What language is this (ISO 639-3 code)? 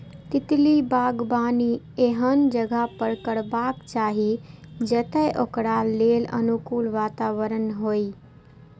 mai